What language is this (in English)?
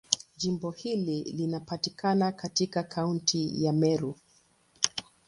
Swahili